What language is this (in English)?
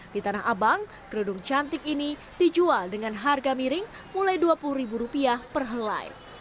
Indonesian